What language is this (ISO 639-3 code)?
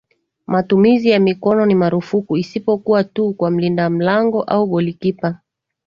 swa